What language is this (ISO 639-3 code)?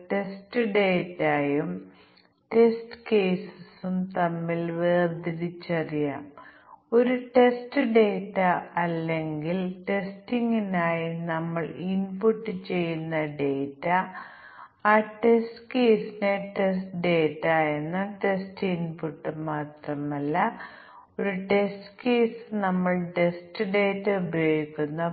mal